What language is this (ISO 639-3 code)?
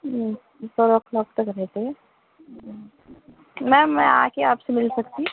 urd